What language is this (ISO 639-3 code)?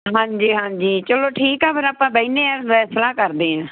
pan